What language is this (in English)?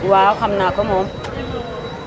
Wolof